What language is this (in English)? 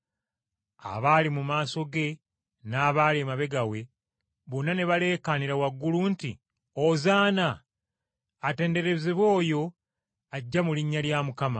Ganda